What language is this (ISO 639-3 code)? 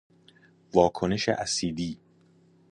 fas